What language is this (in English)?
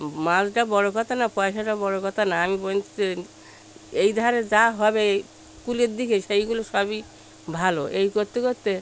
Bangla